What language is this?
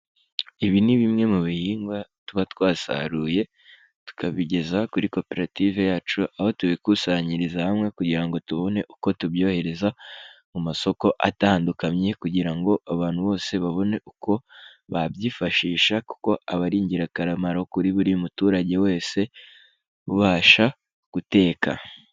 Kinyarwanda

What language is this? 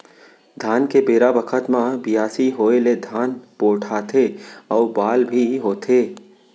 Chhattisgarhi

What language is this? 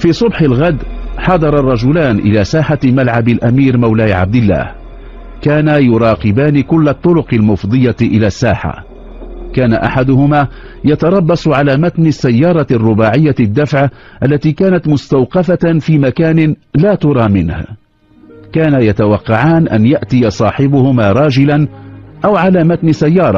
Arabic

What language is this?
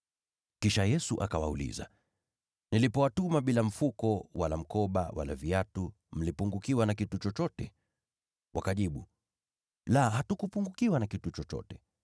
Swahili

